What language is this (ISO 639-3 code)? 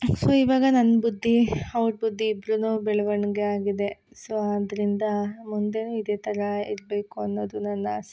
kan